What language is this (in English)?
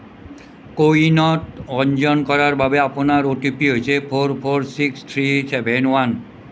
Assamese